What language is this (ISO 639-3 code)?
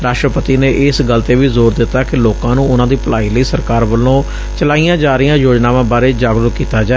pan